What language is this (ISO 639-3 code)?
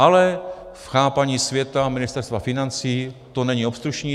ces